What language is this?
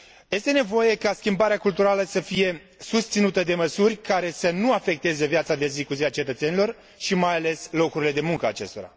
Romanian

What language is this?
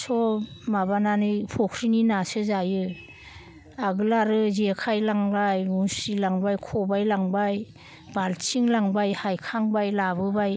Bodo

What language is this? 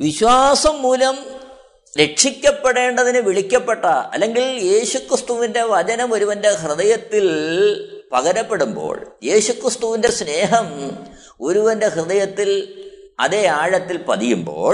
Malayalam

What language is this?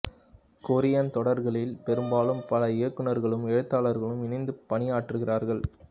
Tamil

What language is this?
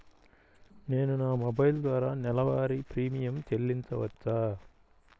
Telugu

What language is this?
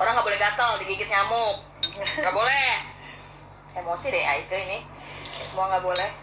Indonesian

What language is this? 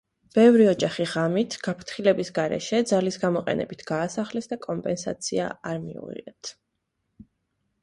Georgian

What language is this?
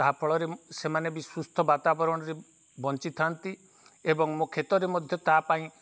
Odia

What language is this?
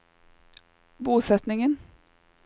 Norwegian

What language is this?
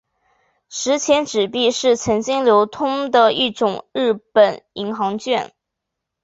Chinese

